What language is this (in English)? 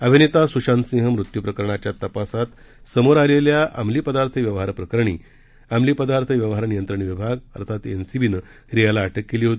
Marathi